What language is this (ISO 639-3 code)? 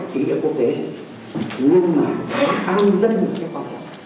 vie